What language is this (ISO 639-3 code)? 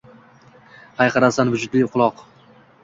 uzb